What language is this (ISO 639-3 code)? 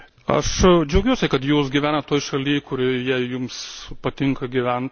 lit